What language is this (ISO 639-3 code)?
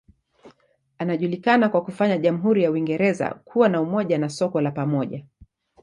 swa